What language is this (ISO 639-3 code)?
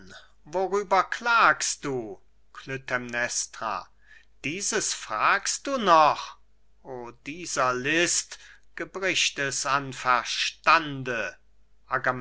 deu